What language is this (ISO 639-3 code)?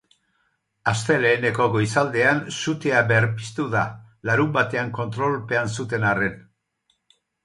eus